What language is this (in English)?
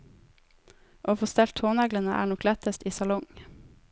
Norwegian